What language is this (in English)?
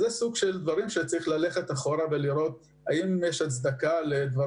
Hebrew